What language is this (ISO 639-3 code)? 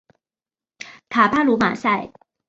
zho